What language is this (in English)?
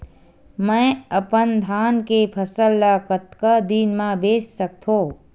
Chhattisgarhi